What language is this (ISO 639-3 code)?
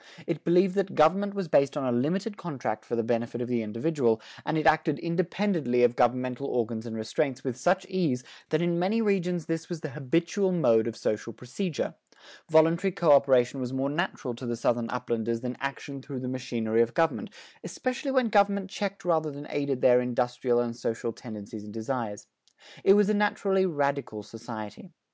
eng